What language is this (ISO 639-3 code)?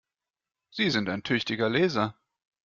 deu